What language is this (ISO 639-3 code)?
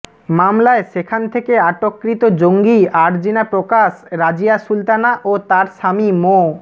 ben